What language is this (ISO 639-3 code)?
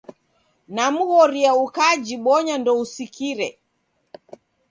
dav